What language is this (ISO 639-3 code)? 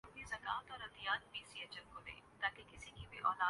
urd